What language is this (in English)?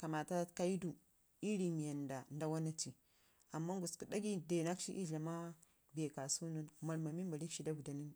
Ngizim